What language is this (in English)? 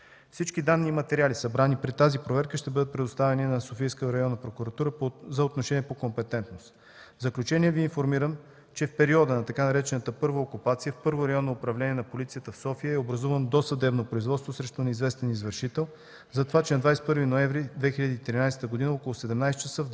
Bulgarian